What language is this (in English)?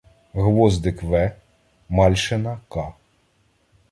Ukrainian